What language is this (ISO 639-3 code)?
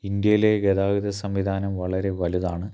mal